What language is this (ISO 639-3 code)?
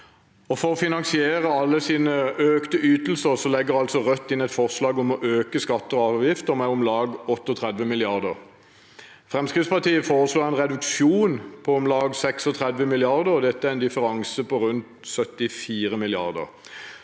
nor